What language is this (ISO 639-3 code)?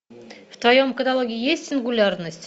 rus